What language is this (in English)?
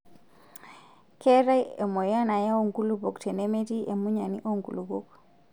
Masai